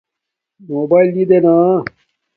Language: Domaaki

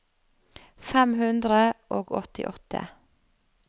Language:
Norwegian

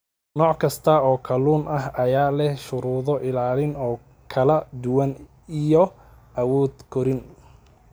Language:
Somali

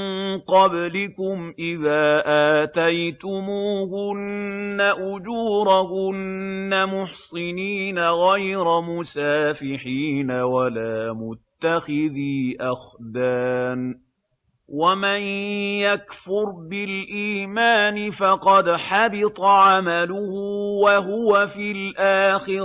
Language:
Arabic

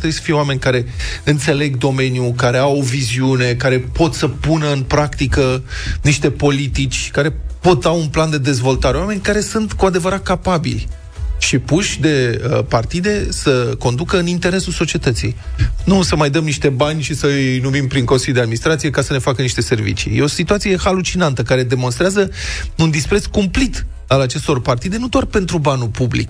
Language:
Romanian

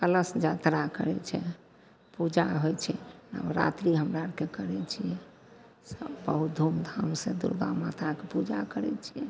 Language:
Maithili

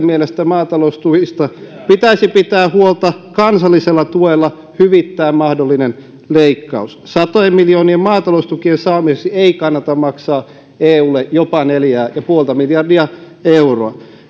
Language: Finnish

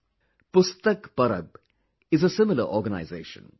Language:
English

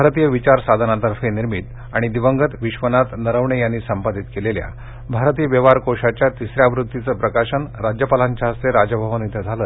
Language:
Marathi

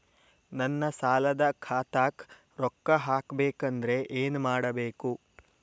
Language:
Kannada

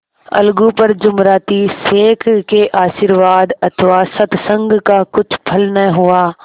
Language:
Hindi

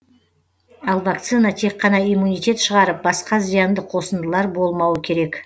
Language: Kazakh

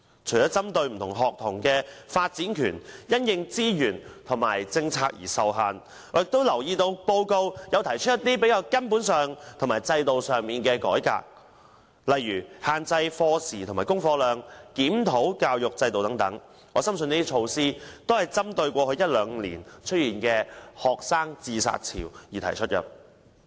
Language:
Cantonese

